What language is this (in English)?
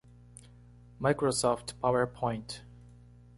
Portuguese